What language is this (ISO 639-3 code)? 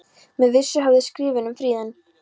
isl